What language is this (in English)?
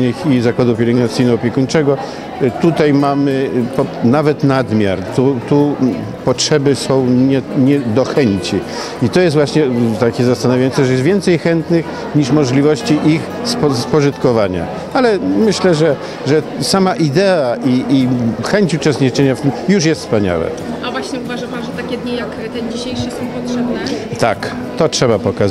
Polish